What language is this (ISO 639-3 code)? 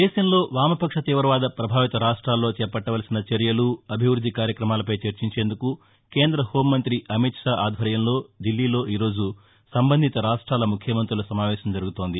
tel